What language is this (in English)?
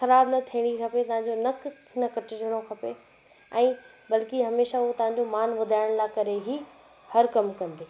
Sindhi